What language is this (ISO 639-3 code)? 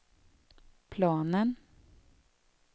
swe